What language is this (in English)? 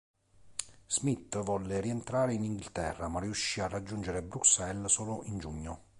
Italian